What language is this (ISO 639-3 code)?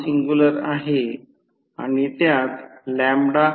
mar